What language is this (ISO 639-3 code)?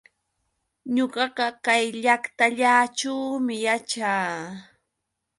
qux